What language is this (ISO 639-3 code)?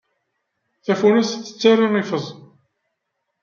kab